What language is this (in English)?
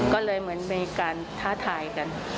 Thai